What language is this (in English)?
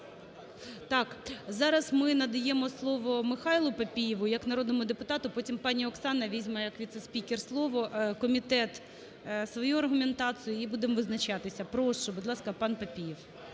Ukrainian